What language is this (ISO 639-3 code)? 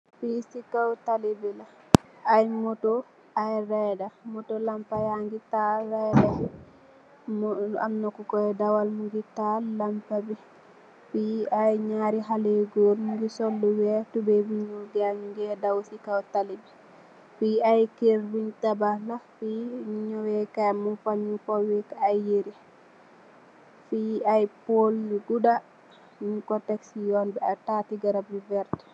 wol